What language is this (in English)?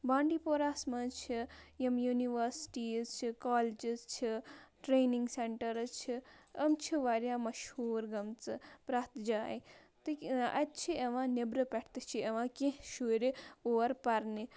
Kashmiri